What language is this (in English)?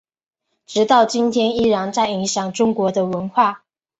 Chinese